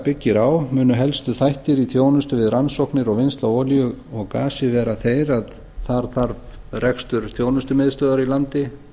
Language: Icelandic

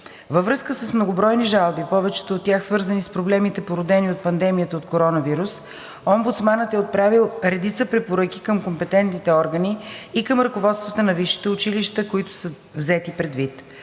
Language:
Bulgarian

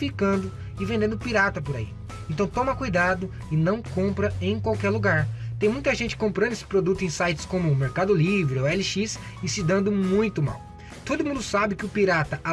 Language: Portuguese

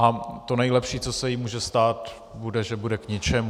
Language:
Czech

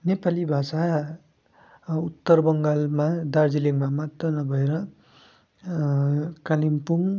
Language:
Nepali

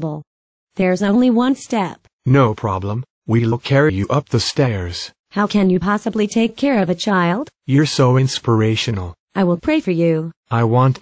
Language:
English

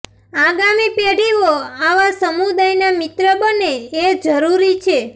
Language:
Gujarati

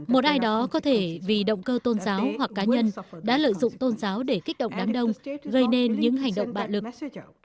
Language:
Vietnamese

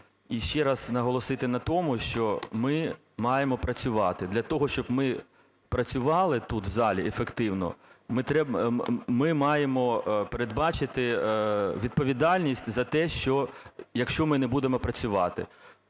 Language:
Ukrainian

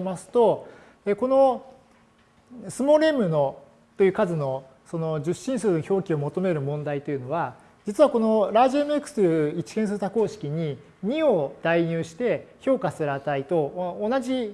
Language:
Japanese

